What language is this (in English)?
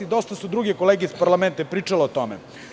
Serbian